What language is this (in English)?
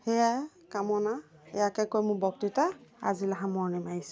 Assamese